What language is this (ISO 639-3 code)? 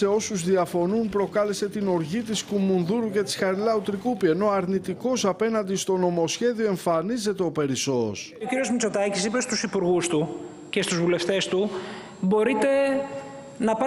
ell